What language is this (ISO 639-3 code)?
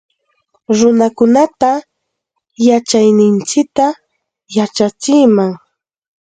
qxt